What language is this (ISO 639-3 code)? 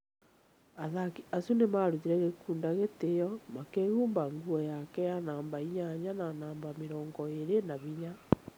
kik